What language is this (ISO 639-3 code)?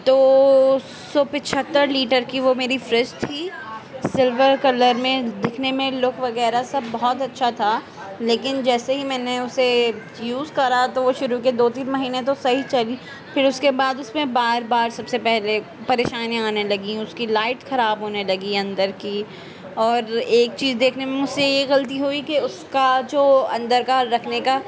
urd